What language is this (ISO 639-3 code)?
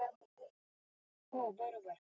mar